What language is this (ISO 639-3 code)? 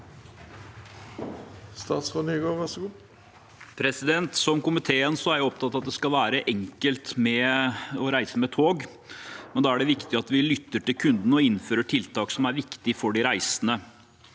nor